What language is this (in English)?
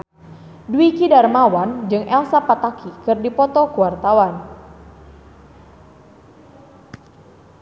Sundanese